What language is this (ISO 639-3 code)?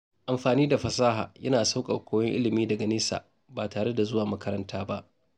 hau